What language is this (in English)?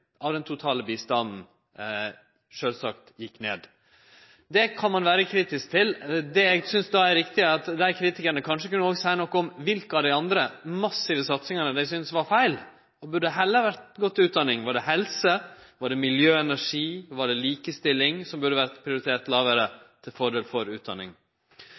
Norwegian Nynorsk